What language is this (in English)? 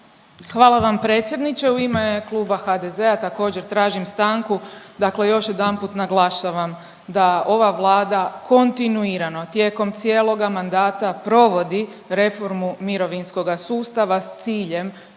Croatian